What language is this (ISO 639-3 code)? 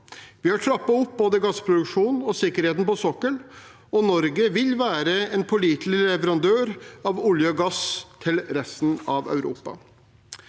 nor